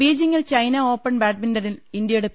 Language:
Malayalam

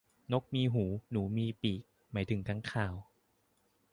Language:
Thai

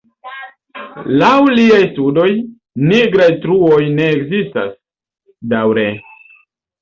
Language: Esperanto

